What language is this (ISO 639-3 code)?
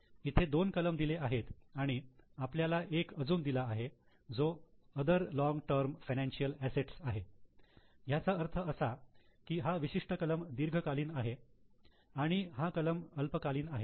mar